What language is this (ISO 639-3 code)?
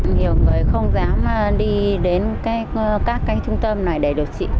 vie